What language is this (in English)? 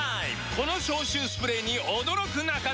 Japanese